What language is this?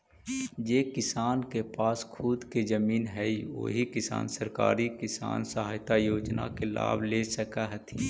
Magahi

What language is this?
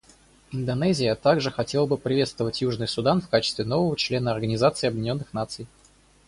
Russian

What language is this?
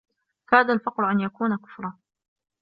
Arabic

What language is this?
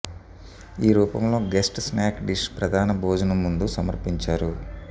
Telugu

